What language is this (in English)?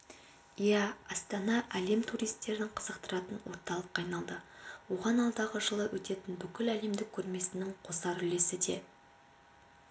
Kazakh